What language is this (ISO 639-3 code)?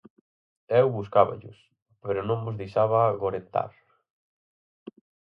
glg